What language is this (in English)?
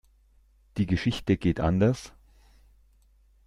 German